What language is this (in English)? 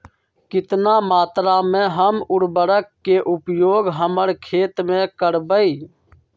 Magahi